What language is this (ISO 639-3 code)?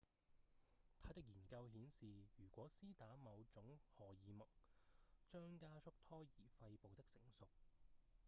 yue